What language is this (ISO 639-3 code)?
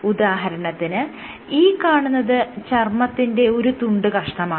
mal